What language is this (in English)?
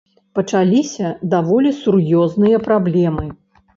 Belarusian